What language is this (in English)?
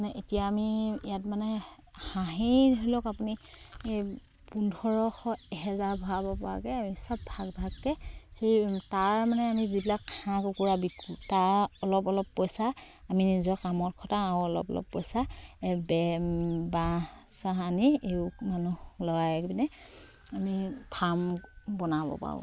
Assamese